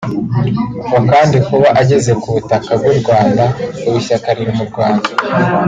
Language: Kinyarwanda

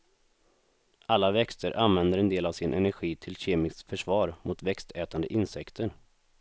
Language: Swedish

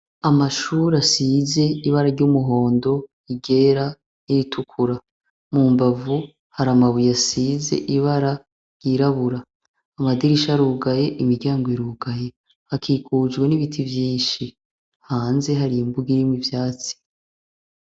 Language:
Rundi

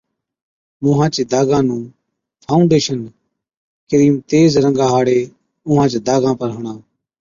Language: Od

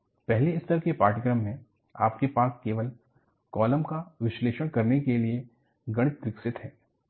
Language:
Hindi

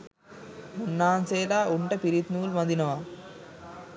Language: Sinhala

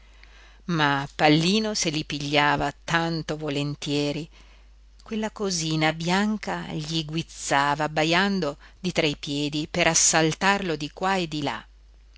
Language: Italian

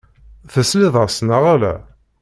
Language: Kabyle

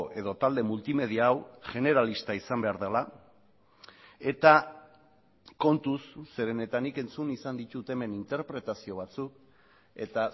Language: Basque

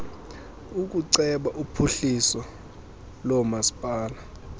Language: Xhosa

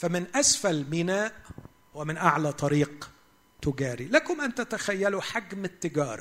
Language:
Arabic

